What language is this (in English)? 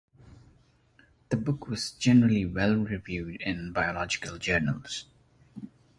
English